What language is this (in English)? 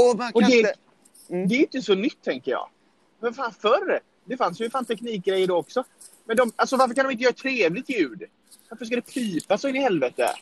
Swedish